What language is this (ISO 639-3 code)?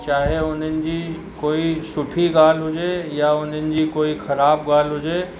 snd